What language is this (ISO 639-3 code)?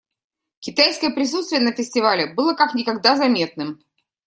rus